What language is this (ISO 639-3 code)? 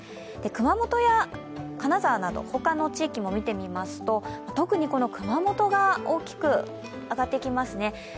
jpn